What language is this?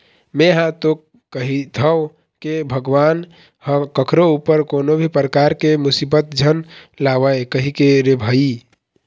Chhattisgarhi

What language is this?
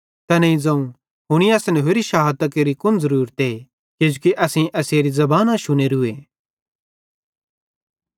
Bhadrawahi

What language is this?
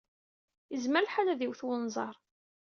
Kabyle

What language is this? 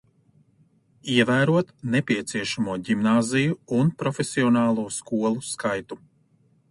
Latvian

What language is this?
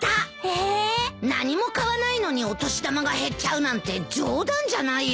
Japanese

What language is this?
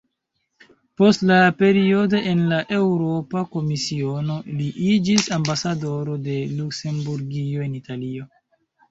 Esperanto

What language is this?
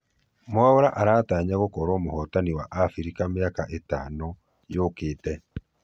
Kikuyu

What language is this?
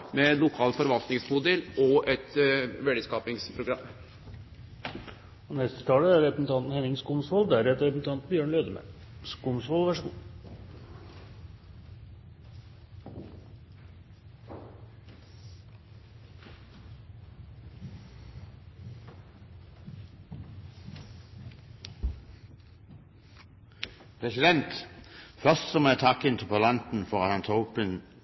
Norwegian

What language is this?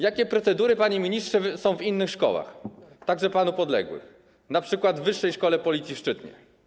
Polish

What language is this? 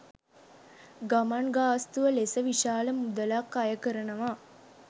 Sinhala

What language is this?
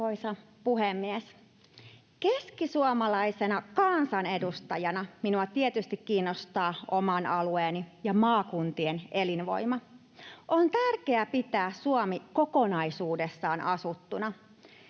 Finnish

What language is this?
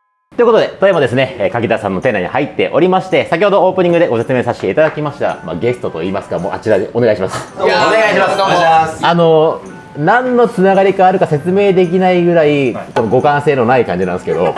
Japanese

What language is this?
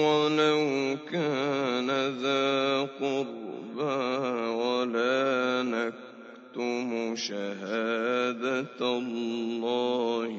Arabic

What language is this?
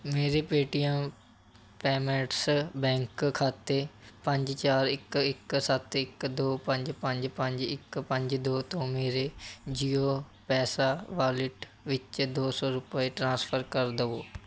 Punjabi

